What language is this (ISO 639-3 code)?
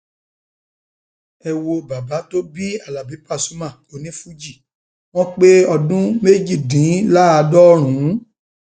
yor